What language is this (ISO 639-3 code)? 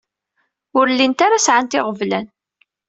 kab